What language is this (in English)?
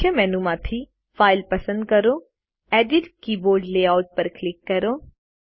Gujarati